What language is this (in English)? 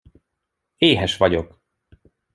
Hungarian